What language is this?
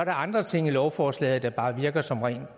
Danish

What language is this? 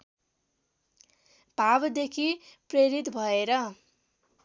Nepali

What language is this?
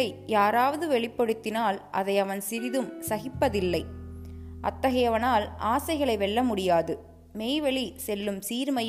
Tamil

